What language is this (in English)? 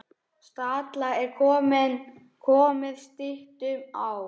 Icelandic